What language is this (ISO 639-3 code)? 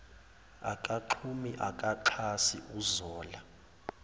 zul